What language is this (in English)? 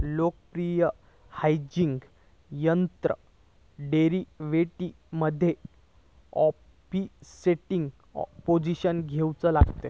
Marathi